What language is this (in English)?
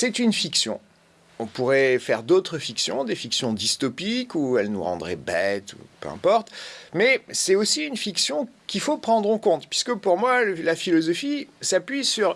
French